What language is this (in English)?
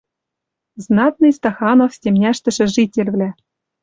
Western Mari